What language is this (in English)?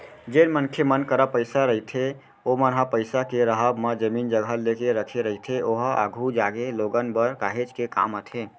Chhattisgarhi